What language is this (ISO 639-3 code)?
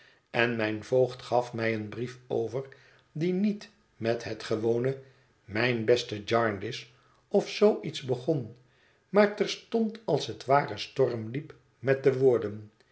nld